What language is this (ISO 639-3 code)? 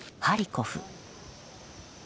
jpn